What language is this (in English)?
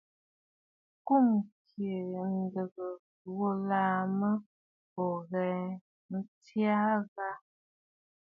Bafut